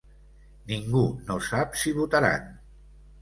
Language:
Catalan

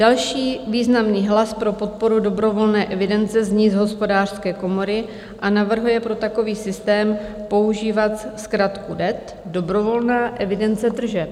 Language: Czech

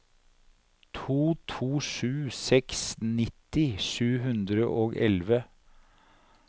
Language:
Norwegian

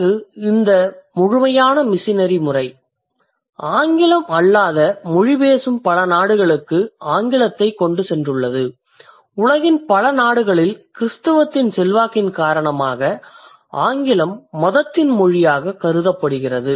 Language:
Tamil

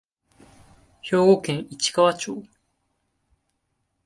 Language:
Japanese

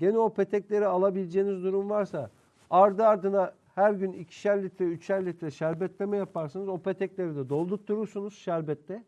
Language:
Turkish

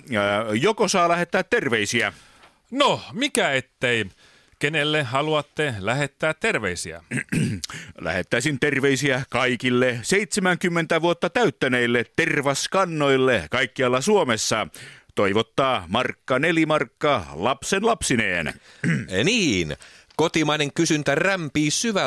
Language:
Finnish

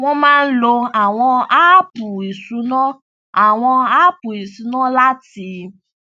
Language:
Yoruba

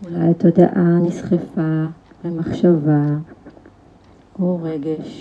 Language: Hebrew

